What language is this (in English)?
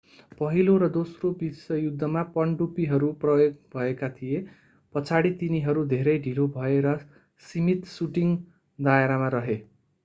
Nepali